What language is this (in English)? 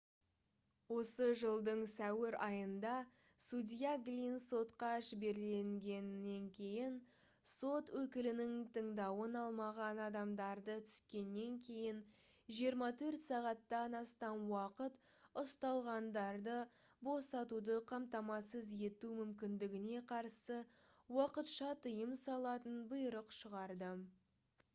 Kazakh